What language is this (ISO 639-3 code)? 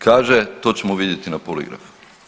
hrv